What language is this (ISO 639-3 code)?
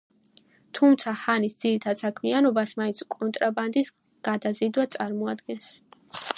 kat